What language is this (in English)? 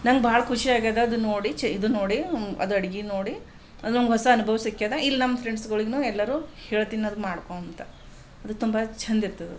Kannada